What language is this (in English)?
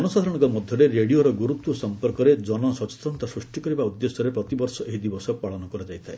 Odia